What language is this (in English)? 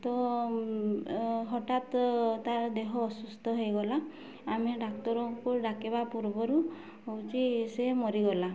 Odia